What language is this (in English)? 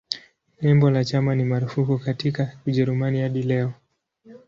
Swahili